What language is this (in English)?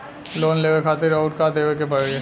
Bhojpuri